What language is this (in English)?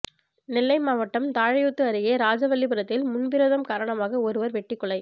Tamil